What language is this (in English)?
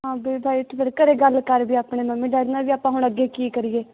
Punjabi